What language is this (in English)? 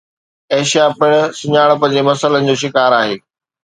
Sindhi